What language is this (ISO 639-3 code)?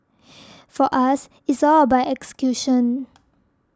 eng